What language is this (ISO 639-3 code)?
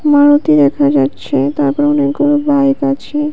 ben